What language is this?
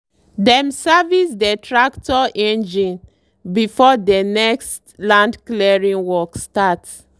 Nigerian Pidgin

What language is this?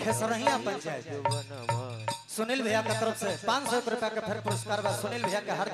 Indonesian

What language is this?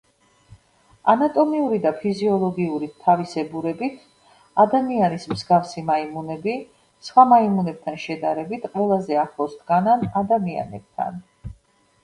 Georgian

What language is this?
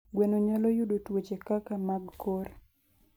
Luo (Kenya and Tanzania)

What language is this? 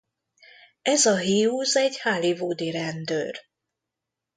Hungarian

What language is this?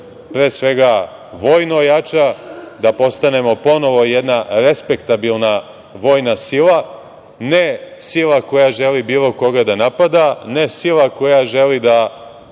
Serbian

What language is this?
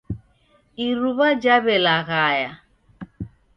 Taita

